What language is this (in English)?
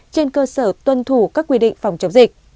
Vietnamese